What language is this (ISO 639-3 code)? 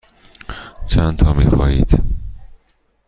fas